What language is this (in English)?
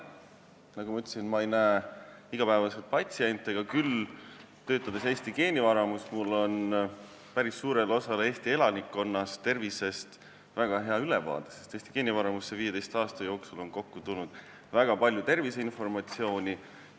Estonian